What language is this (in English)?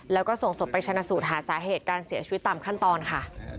Thai